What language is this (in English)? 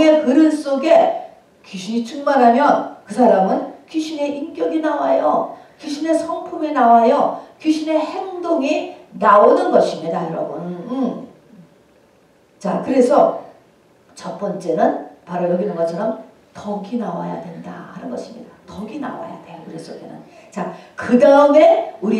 Korean